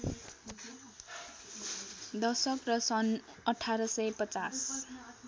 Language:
Nepali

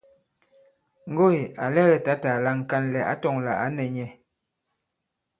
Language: Bankon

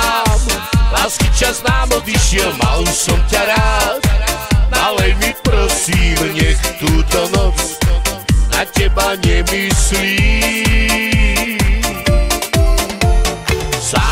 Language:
Romanian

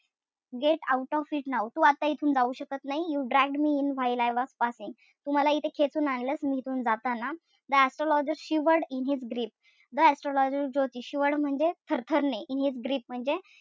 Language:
Marathi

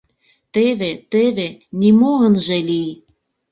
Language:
Mari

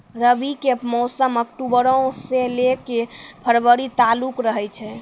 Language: Maithili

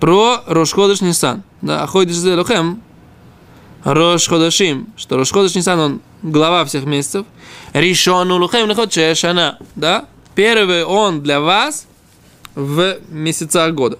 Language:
Russian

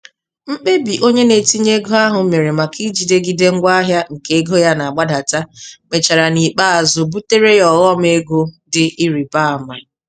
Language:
Igbo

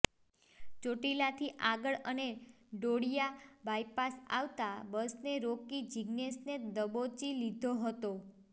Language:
Gujarati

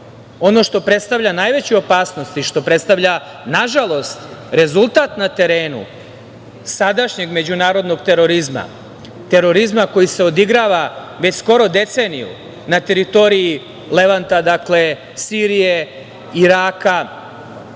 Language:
Serbian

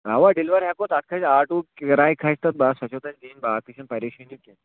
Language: Kashmiri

